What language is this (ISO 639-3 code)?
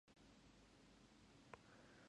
jpn